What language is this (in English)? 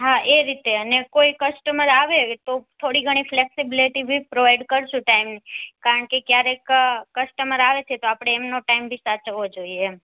Gujarati